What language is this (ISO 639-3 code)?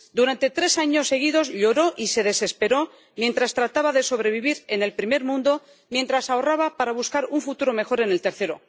spa